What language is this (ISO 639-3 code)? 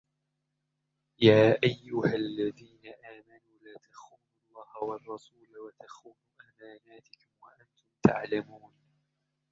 ara